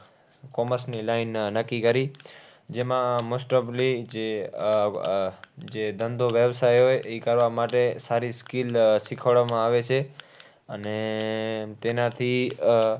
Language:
Gujarati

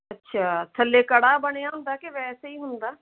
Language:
Punjabi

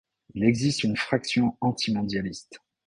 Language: French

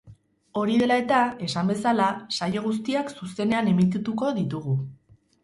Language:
Basque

